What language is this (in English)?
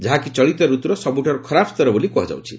Odia